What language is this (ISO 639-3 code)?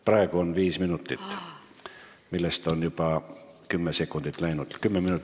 est